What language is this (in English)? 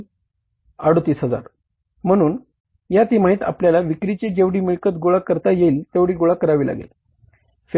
Marathi